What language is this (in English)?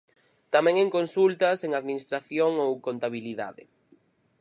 Galician